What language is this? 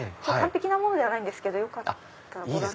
Japanese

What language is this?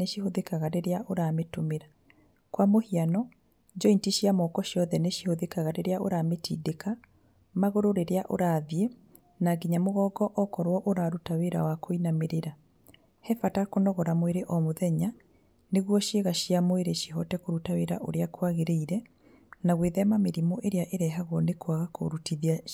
Kikuyu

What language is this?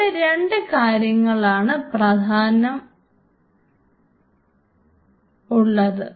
Malayalam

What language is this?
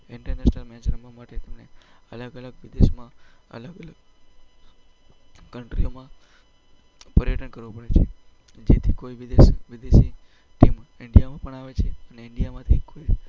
Gujarati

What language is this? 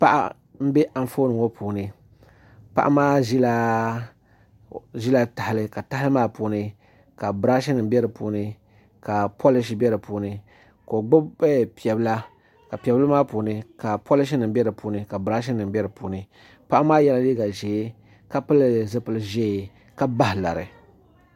Dagbani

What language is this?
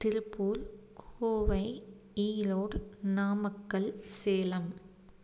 Tamil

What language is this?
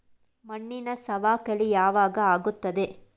Kannada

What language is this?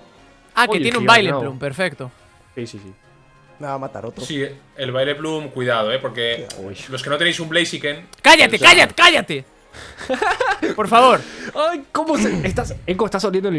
Spanish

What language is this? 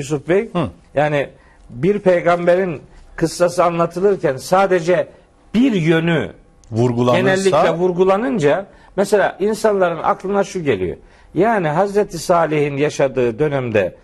Turkish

